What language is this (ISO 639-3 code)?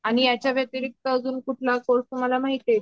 mar